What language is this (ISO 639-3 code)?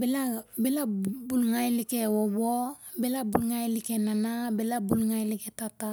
sjr